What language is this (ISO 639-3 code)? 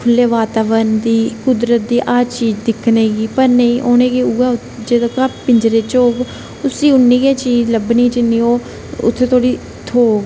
doi